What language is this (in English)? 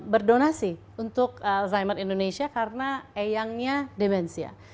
Indonesian